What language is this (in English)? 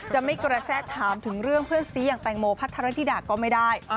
Thai